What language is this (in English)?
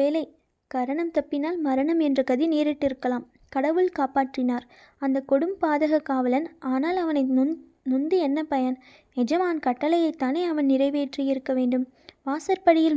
Tamil